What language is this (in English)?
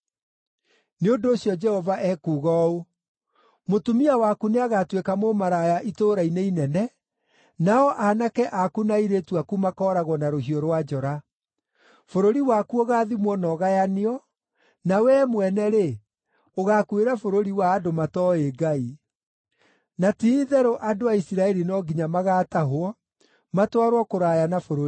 Kikuyu